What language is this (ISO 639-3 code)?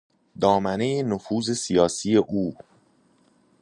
fas